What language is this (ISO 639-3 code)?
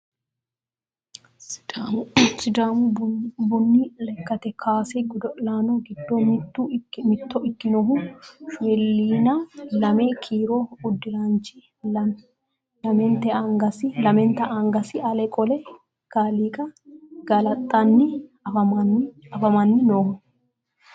sid